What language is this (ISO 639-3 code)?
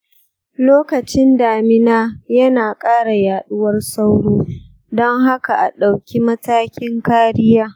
hau